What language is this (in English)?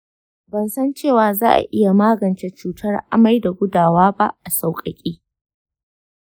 Hausa